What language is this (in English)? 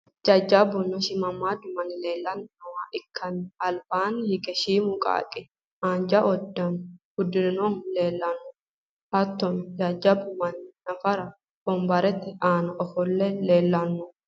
Sidamo